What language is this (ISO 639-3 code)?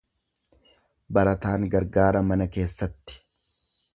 orm